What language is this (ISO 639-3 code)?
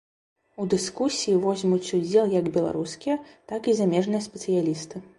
bel